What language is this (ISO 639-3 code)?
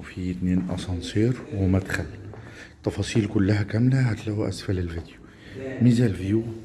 ara